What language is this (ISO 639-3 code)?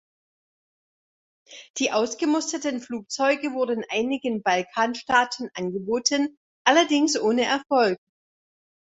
deu